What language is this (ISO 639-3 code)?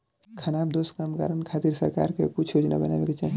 bho